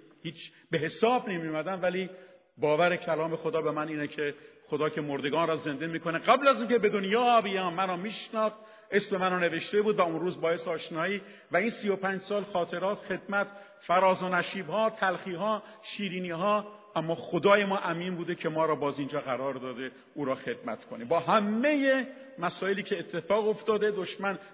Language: Persian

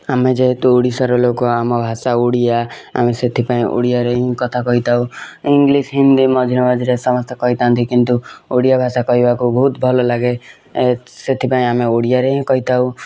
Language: Odia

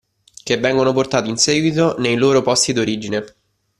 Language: Italian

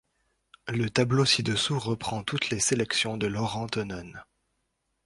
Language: French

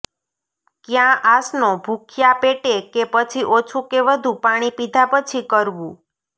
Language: Gujarati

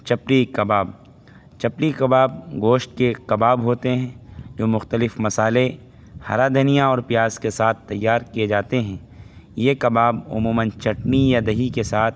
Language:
Urdu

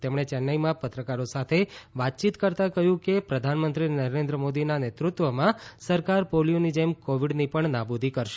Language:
Gujarati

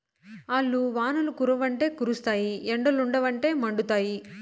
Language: Telugu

